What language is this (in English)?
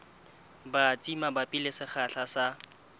Southern Sotho